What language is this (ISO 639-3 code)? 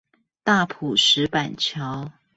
zho